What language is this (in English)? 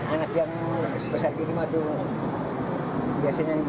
Indonesian